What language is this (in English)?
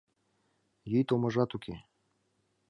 Mari